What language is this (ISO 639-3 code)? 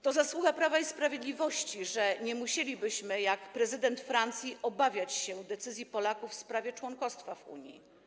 pol